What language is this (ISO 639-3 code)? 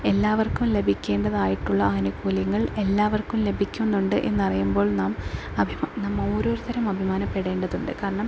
mal